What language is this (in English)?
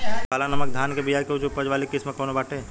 Bhojpuri